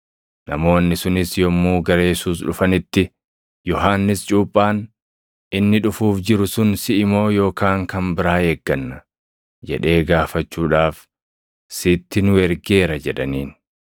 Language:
Oromo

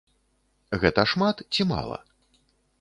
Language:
Belarusian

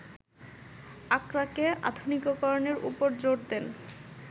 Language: Bangla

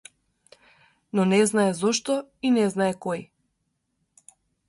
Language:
Macedonian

